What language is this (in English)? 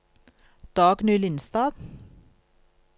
Norwegian